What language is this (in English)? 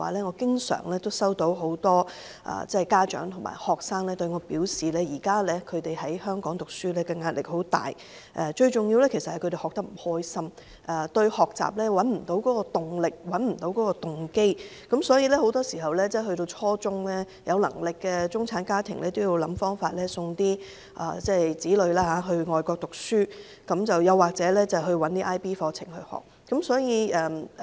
Cantonese